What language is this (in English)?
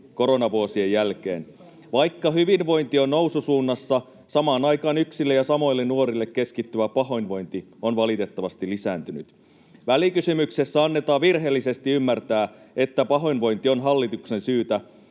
Finnish